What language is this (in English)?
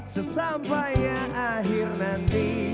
Indonesian